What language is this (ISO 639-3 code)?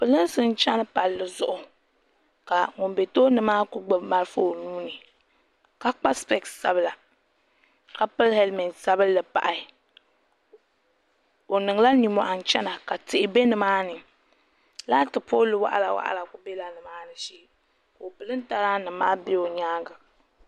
dag